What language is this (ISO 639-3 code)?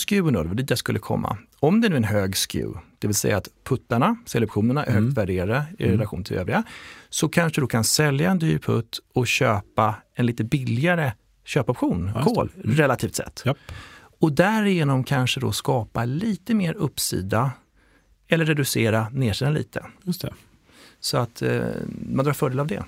swe